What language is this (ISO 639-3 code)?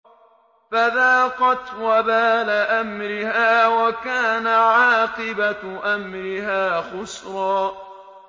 ara